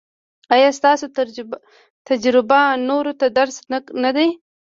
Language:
Pashto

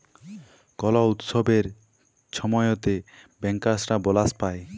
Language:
Bangla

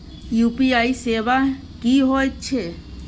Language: Maithili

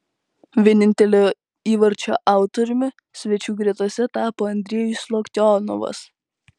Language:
Lithuanian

